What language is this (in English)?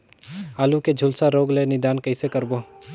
Chhattisgarhi